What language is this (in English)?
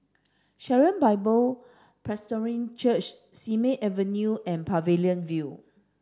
English